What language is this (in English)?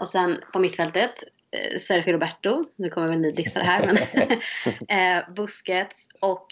Swedish